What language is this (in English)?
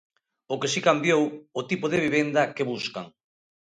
Galician